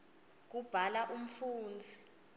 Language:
Swati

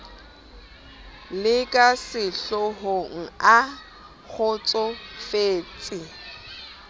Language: Southern Sotho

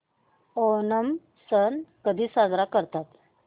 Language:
Marathi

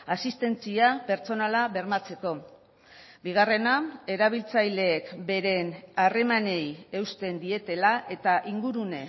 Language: Basque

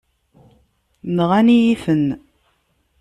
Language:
Kabyle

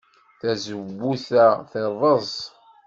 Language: Kabyle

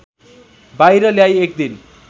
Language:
Nepali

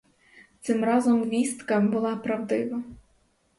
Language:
Ukrainian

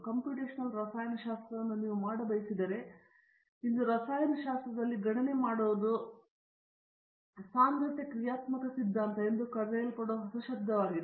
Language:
Kannada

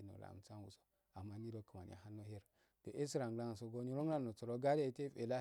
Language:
Afade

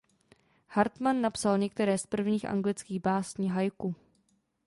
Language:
Czech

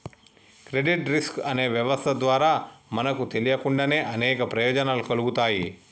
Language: Telugu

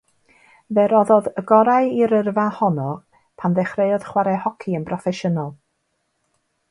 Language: Welsh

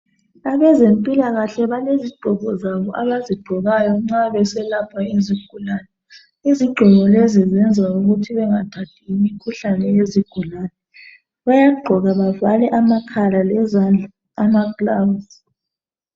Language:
North Ndebele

